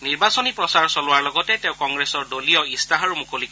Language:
Assamese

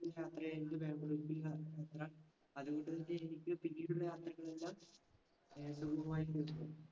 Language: Malayalam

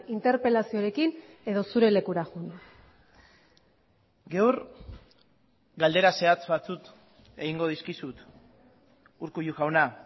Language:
Basque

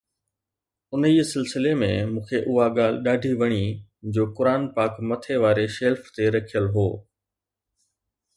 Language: Sindhi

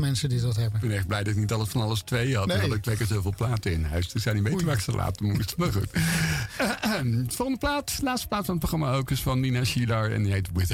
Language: Dutch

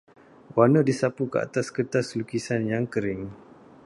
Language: Malay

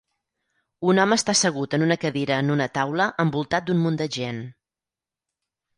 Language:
Catalan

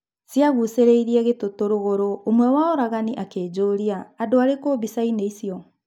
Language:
Kikuyu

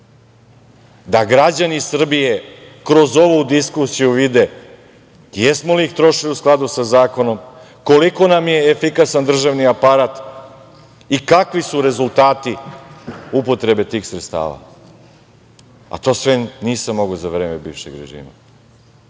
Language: Serbian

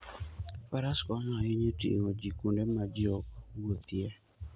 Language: Luo (Kenya and Tanzania)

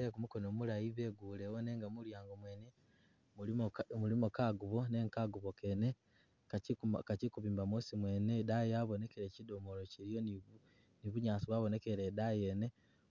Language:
Masaaba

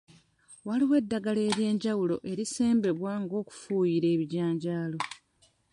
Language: Ganda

